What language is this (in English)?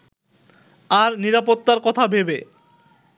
Bangla